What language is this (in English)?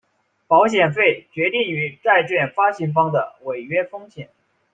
Chinese